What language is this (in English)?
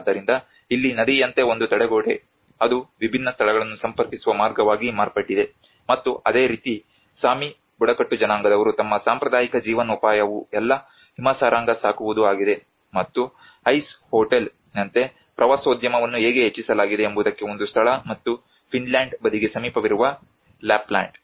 Kannada